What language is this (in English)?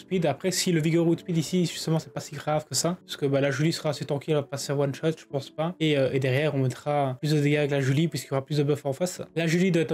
French